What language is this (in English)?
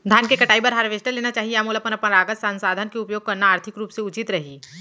Chhattisgarhi